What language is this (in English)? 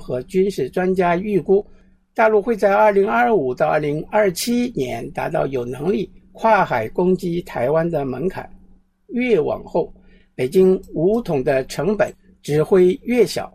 Chinese